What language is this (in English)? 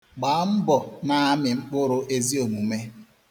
Igbo